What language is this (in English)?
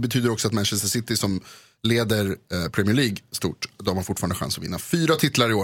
Swedish